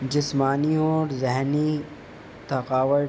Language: Urdu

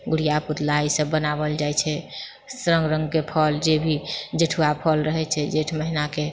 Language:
Maithili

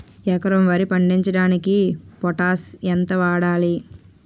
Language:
Telugu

